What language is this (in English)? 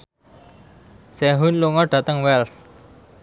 Javanese